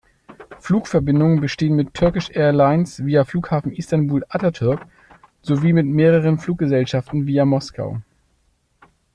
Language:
German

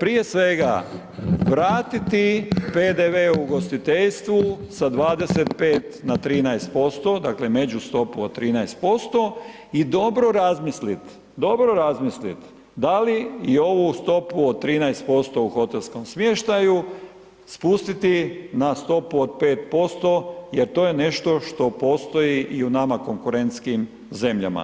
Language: Croatian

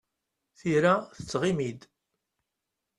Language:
Kabyle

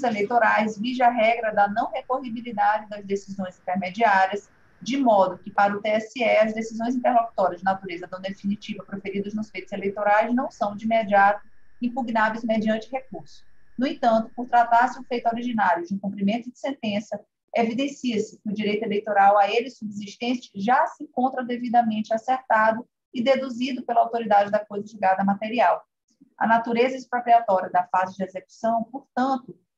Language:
Portuguese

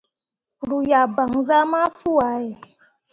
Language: Mundang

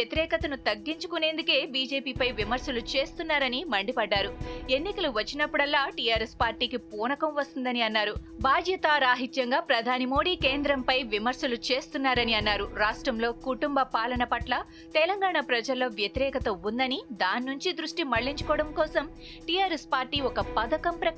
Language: Telugu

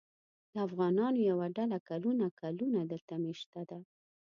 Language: Pashto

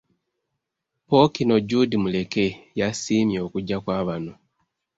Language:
Ganda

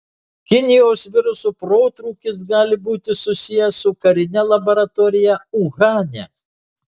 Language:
Lithuanian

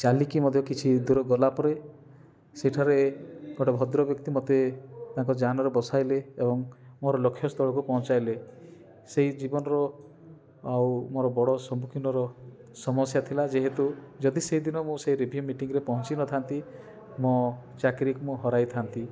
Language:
Odia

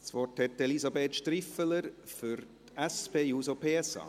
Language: Swiss German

